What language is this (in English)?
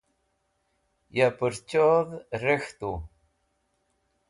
Wakhi